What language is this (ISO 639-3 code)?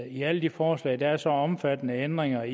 dan